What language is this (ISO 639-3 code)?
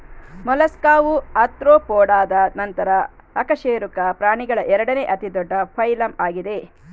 kan